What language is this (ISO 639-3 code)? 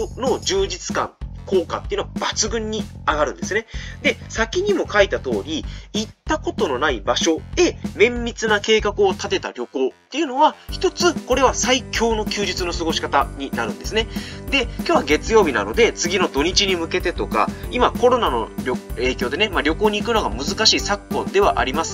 jpn